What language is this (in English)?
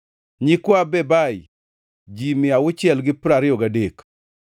Luo (Kenya and Tanzania)